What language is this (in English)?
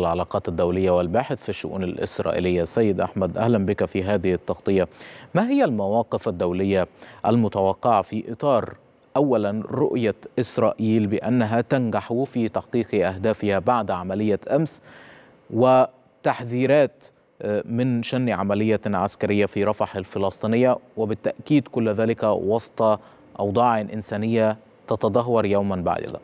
Arabic